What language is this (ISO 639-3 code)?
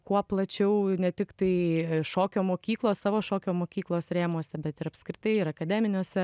lit